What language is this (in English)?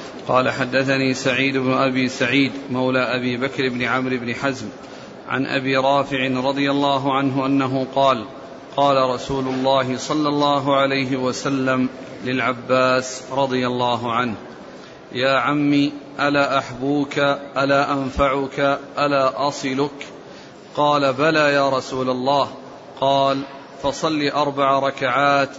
Arabic